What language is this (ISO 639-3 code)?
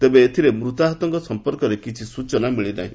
ori